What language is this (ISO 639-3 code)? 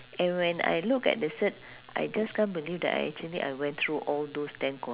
eng